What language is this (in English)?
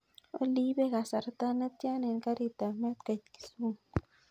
Kalenjin